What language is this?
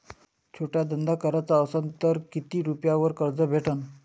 Marathi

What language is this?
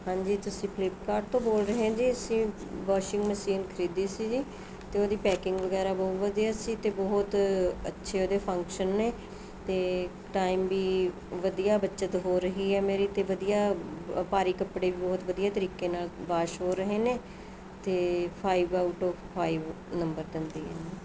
Punjabi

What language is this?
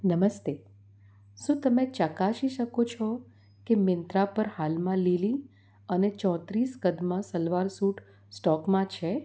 Gujarati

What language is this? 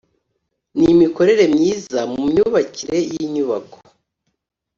Kinyarwanda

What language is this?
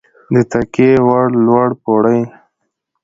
Pashto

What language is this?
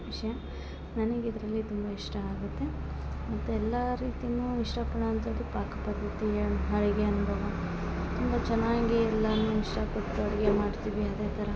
Kannada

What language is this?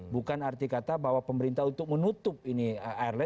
Indonesian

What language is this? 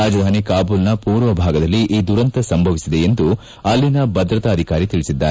Kannada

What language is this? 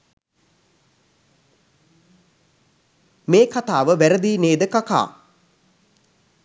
Sinhala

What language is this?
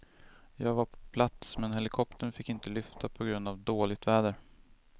Swedish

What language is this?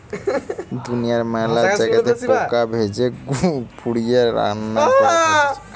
Bangla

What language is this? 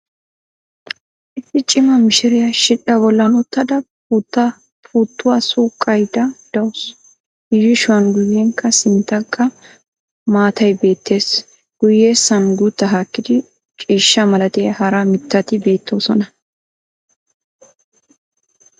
Wolaytta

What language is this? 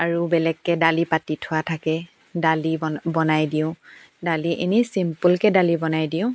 Assamese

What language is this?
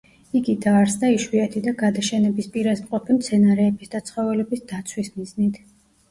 Georgian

